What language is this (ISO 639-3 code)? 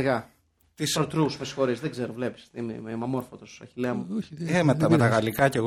ell